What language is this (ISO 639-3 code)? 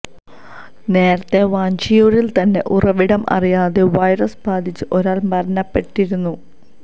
mal